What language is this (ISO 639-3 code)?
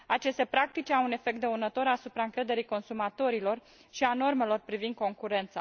ron